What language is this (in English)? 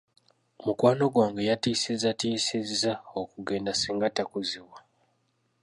Ganda